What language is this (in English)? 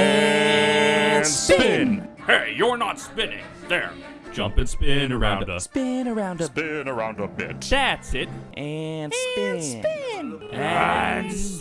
English